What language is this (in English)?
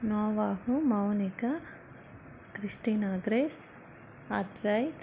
Telugu